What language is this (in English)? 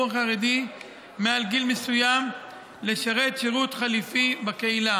Hebrew